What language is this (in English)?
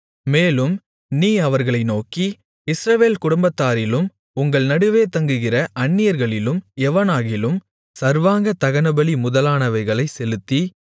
Tamil